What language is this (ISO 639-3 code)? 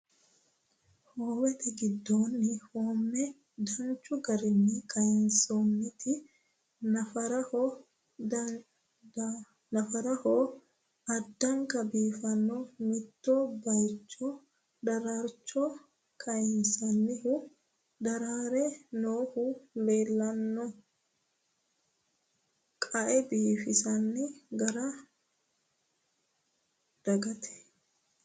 sid